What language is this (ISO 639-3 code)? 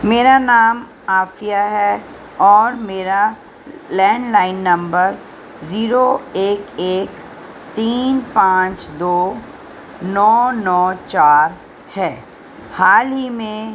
urd